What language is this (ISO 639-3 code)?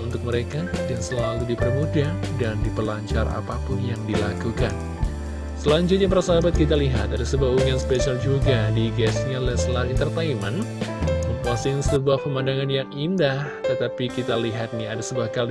ind